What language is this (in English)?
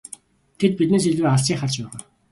Mongolian